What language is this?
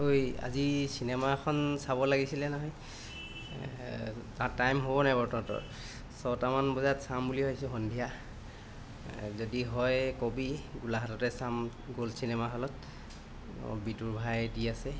Assamese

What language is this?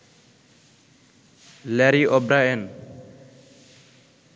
Bangla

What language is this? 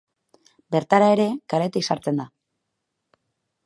Basque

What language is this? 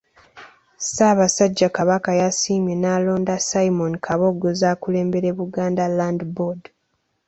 Ganda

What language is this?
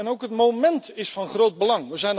Dutch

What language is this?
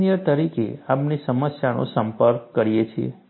Gujarati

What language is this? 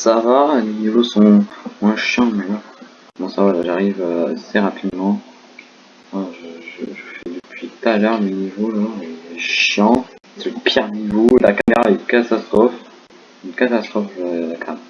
French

